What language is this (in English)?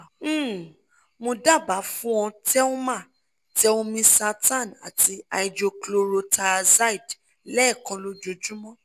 Yoruba